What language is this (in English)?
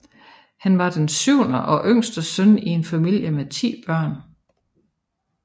Danish